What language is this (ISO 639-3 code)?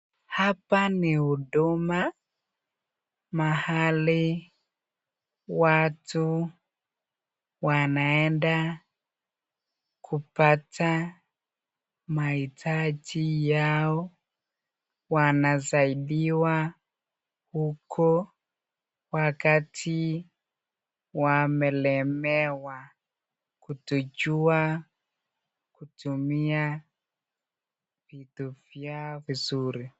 swa